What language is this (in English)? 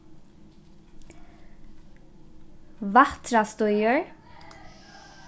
Faroese